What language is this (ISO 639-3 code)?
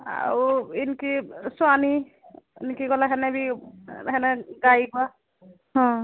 ori